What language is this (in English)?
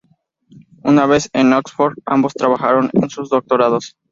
Spanish